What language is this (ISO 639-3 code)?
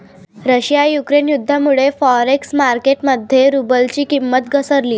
mar